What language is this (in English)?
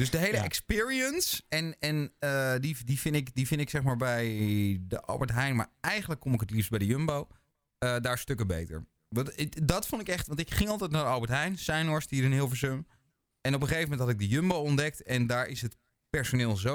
Dutch